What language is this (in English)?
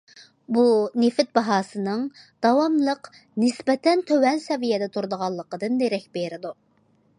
Uyghur